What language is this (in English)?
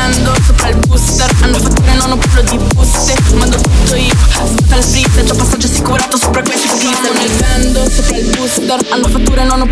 Italian